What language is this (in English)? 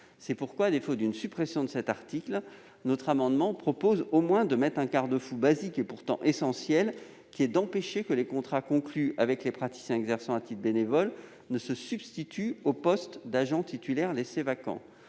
French